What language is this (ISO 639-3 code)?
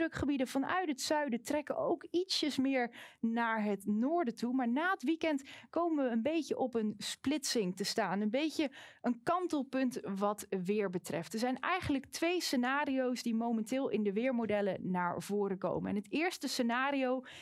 nld